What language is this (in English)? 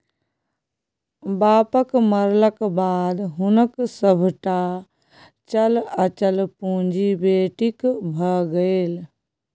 Maithili